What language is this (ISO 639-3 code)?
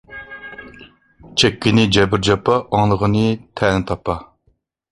uig